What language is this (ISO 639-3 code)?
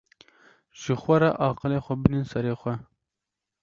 kur